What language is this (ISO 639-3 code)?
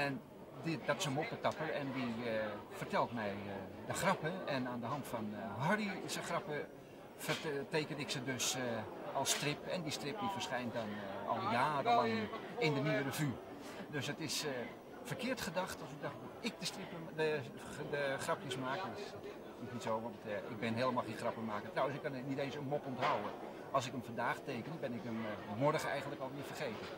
nld